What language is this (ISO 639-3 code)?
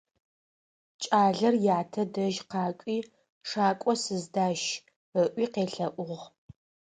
ady